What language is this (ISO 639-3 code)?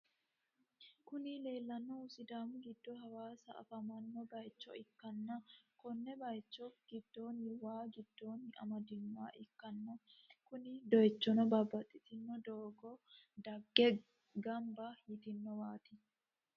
sid